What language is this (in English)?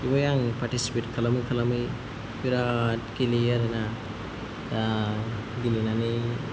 Bodo